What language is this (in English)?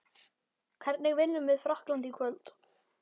Icelandic